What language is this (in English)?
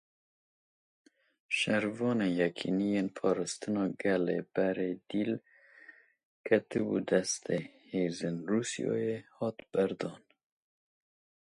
Kurdish